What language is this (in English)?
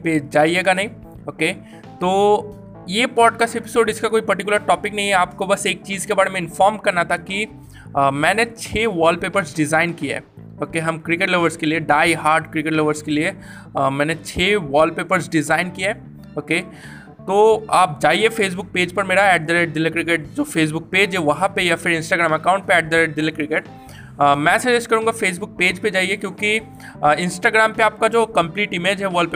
Hindi